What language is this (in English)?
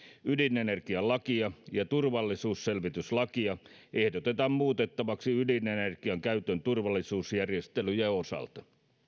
Finnish